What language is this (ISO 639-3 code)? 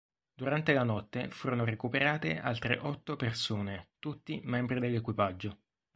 ita